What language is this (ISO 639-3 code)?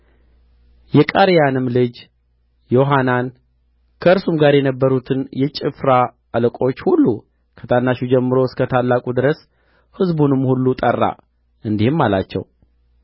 amh